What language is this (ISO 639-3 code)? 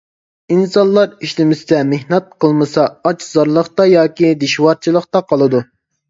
uig